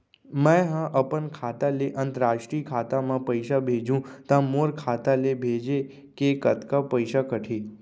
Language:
Chhattisgarhi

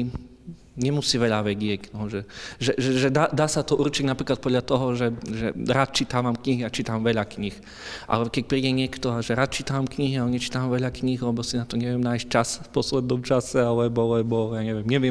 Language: Slovak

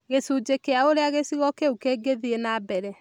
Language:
Kikuyu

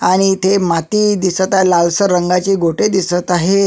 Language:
Marathi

